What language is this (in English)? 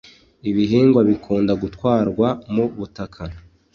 Kinyarwanda